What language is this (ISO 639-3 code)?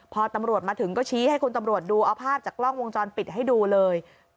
tha